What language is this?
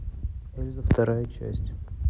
Russian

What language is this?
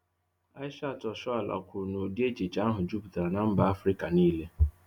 Igbo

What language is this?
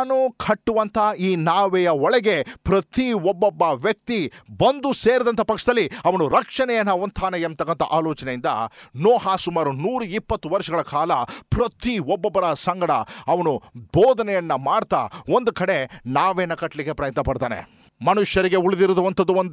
Kannada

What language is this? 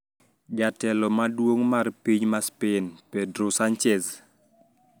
Luo (Kenya and Tanzania)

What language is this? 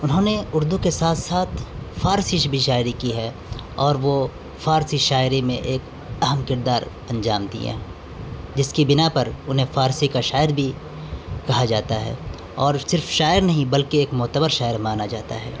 Urdu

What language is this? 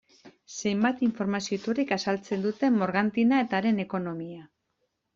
Basque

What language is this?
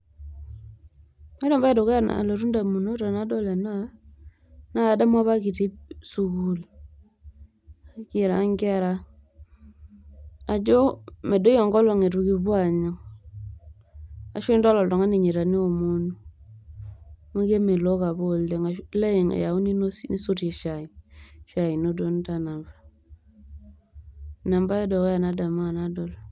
Masai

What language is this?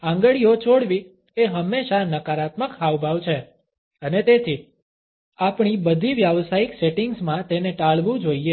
Gujarati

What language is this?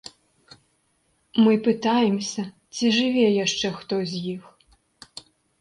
Belarusian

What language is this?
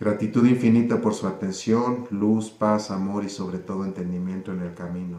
Spanish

